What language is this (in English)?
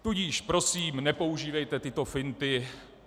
Czech